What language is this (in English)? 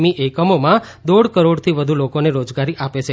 Gujarati